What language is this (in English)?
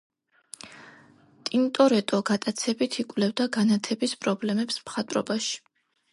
Georgian